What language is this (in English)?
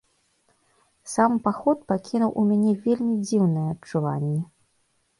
Belarusian